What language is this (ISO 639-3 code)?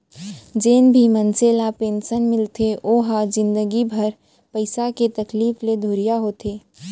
hne